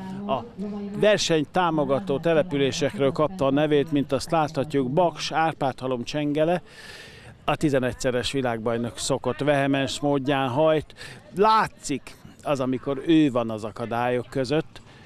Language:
Hungarian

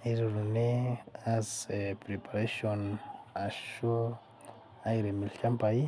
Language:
Masai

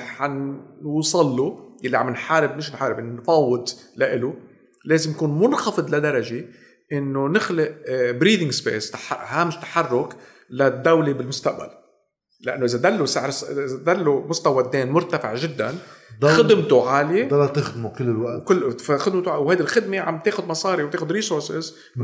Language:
Arabic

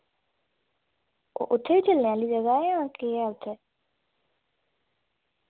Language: Dogri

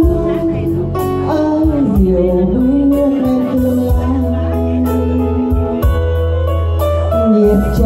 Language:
Vietnamese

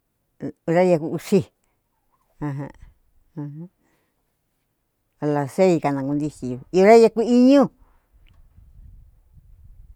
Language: Cuyamecalco Mixtec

